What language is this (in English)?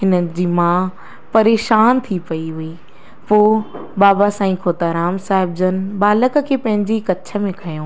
Sindhi